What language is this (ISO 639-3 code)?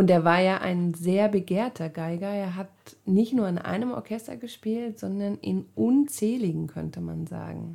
deu